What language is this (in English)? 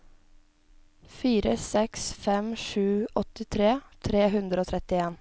Norwegian